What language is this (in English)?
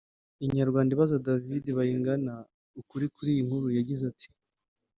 Kinyarwanda